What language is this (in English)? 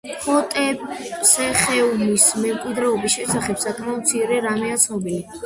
Georgian